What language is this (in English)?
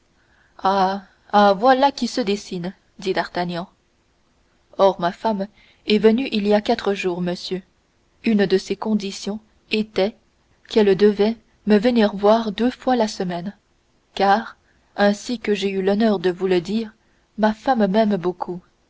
French